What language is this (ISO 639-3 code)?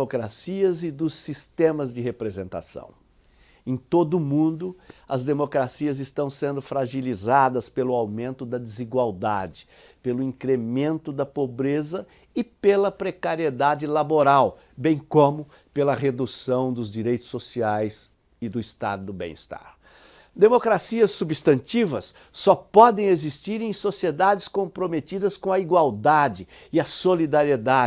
por